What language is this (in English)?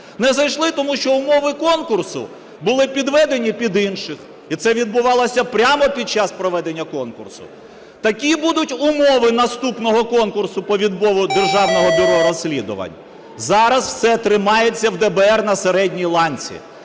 Ukrainian